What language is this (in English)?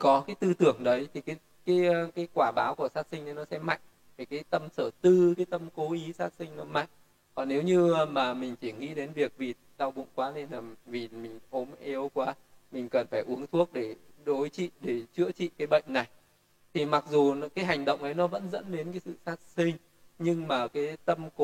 Vietnamese